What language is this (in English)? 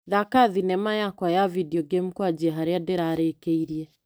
Kikuyu